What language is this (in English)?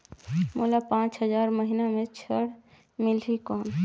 Chhattisgarhi